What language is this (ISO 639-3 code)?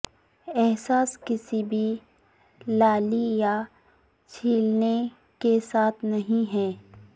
urd